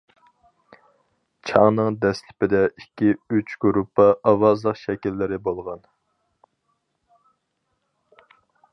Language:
Uyghur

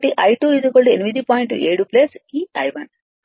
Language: Telugu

